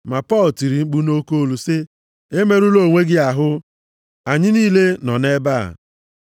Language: Igbo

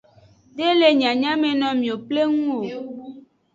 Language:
Aja (Benin)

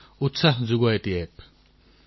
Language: Assamese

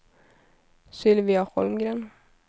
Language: Swedish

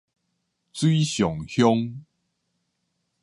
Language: Min Nan Chinese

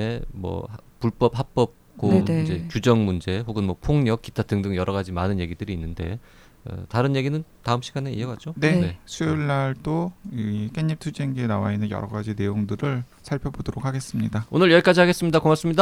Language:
Korean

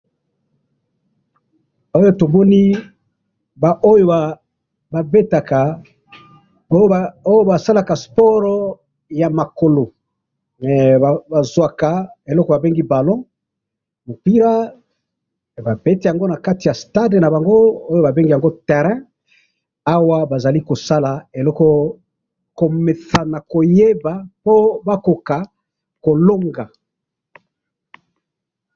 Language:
Lingala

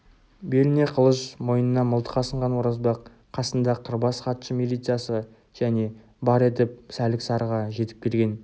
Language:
Kazakh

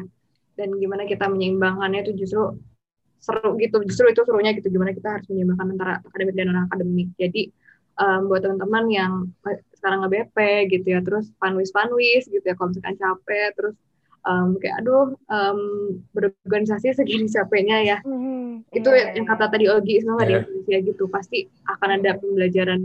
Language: Indonesian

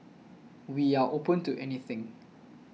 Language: English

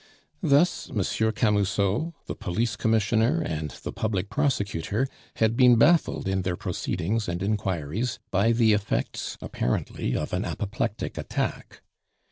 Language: English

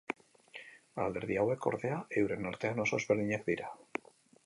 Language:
Basque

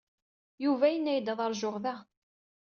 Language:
Kabyle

